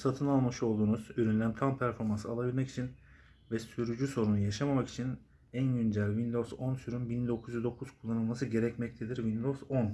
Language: Turkish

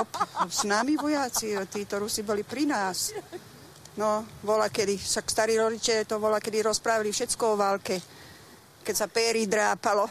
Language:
Slovak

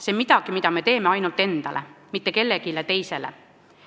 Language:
Estonian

